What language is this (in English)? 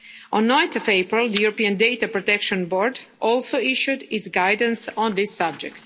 English